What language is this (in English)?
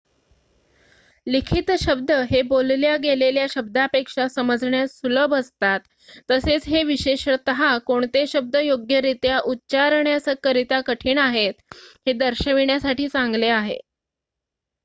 Marathi